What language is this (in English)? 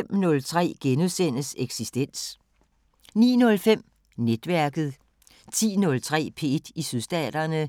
Danish